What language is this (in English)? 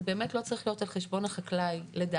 Hebrew